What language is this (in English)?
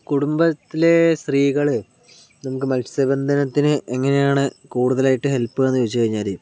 Malayalam